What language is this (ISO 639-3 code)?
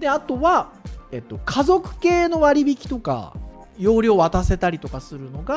jpn